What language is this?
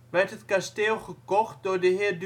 Dutch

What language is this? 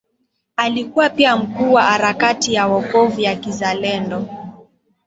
Swahili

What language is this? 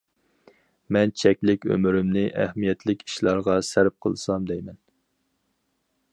Uyghur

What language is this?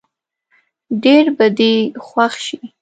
Pashto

